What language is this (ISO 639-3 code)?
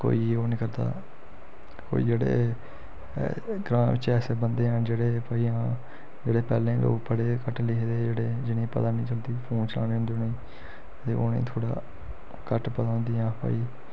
doi